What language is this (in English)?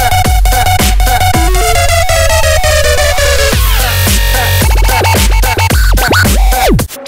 Italian